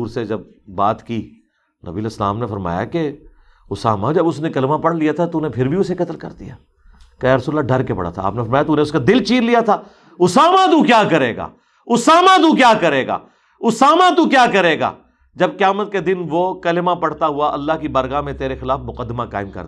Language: Urdu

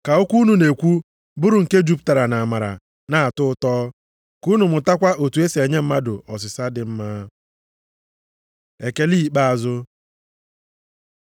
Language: Igbo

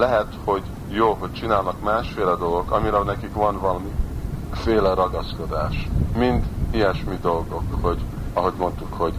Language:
Hungarian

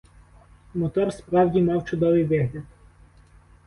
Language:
Ukrainian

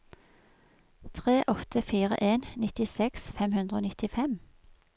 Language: Norwegian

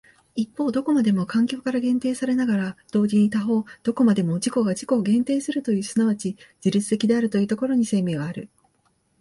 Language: Japanese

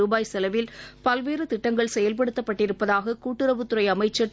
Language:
Tamil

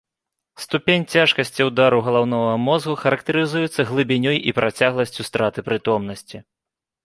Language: Belarusian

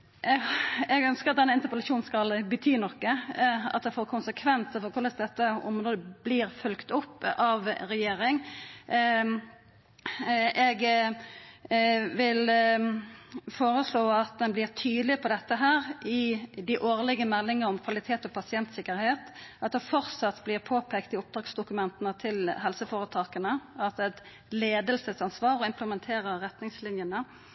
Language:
Norwegian Nynorsk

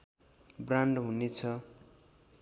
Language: Nepali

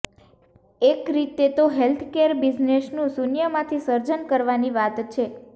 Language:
Gujarati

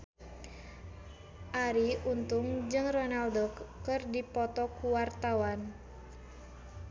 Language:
Sundanese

